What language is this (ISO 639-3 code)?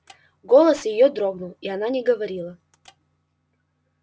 rus